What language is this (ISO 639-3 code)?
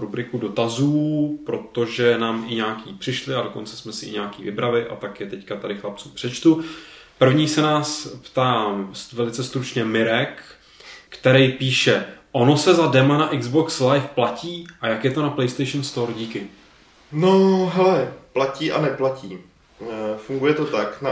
ces